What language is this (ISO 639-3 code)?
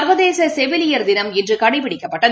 tam